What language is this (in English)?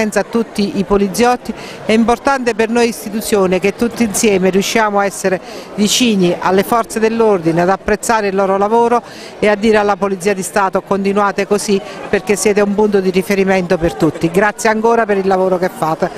Italian